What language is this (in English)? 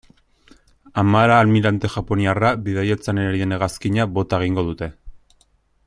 Basque